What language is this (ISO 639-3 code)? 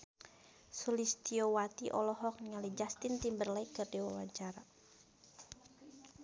sun